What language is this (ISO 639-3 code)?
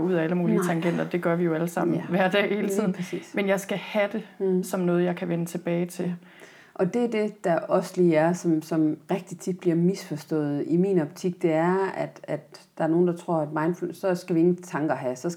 dan